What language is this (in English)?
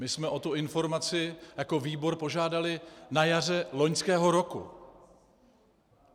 Czech